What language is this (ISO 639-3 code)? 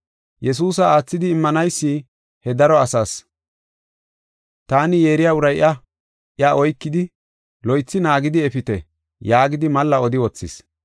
gof